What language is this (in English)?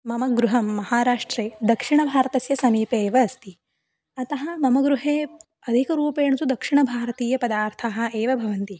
Sanskrit